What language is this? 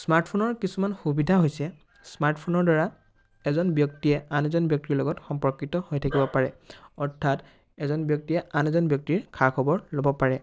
Assamese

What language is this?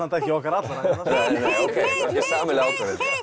Icelandic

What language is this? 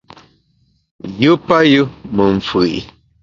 Bamun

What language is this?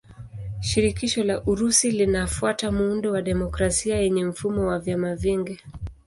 Swahili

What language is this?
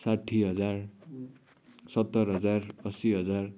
Nepali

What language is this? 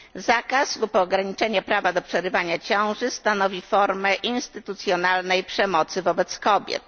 Polish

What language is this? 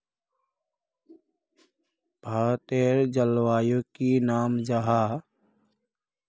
Magahi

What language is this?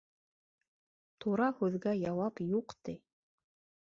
Bashkir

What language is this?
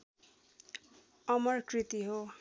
Nepali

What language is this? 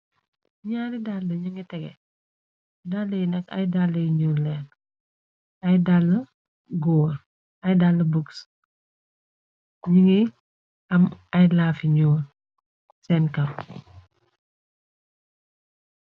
Wolof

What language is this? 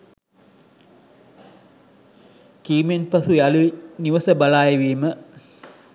Sinhala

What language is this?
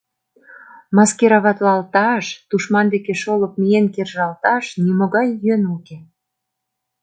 Mari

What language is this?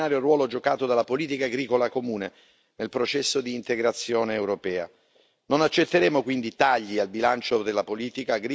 Italian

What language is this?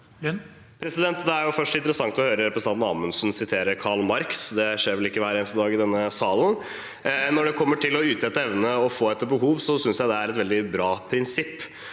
Norwegian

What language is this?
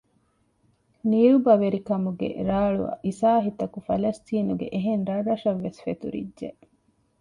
Divehi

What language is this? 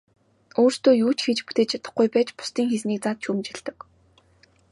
Mongolian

